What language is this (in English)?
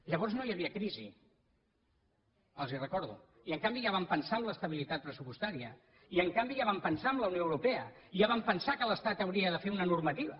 Catalan